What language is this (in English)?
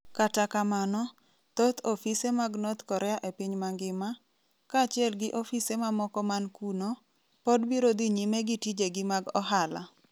Luo (Kenya and Tanzania)